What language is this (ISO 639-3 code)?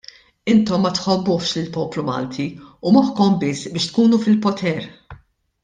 mlt